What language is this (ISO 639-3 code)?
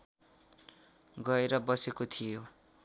nep